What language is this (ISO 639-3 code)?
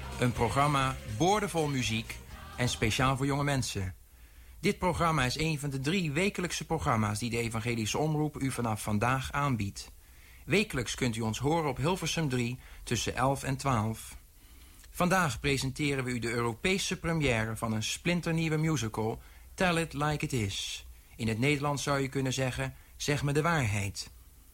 nld